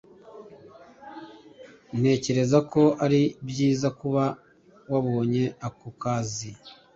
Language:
Kinyarwanda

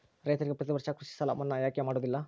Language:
Kannada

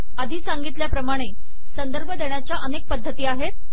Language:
Marathi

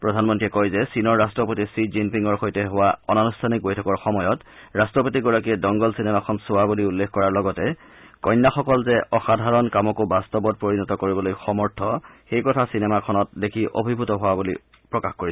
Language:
Assamese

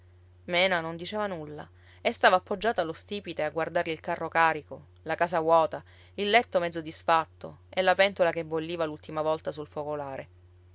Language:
Italian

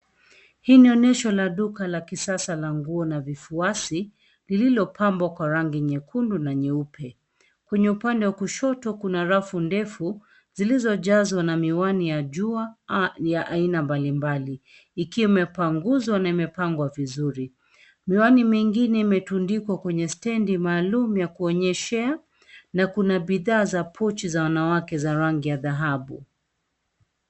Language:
Swahili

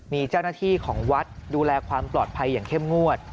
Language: Thai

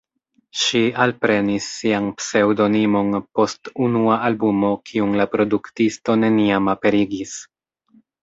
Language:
Esperanto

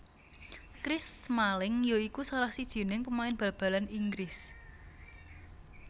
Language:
Javanese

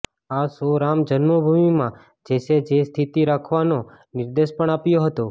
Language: Gujarati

